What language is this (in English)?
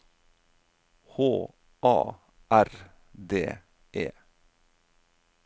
Norwegian